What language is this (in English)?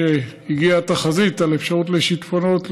Hebrew